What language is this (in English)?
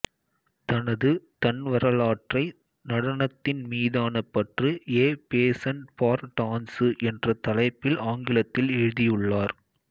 Tamil